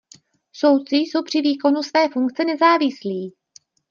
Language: Czech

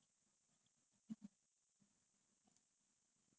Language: English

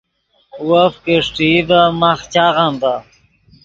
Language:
Yidgha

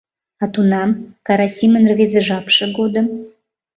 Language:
Mari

